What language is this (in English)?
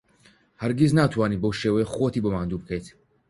Central Kurdish